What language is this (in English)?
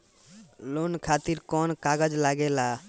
Bhojpuri